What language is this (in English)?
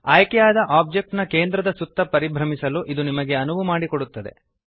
Kannada